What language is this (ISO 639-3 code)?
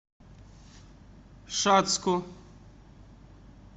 rus